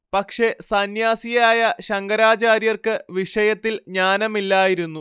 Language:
Malayalam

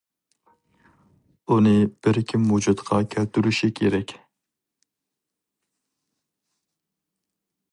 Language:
Uyghur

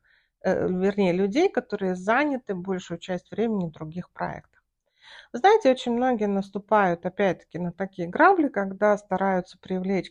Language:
Russian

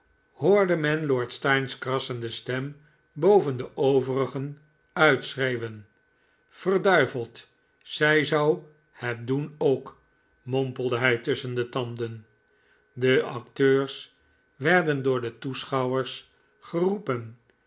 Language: Dutch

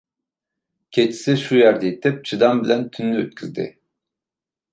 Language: Uyghur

